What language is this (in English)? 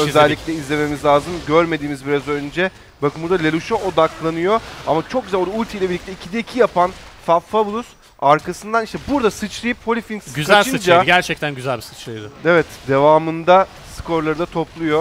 Turkish